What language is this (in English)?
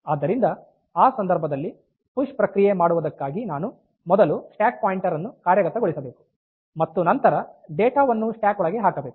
Kannada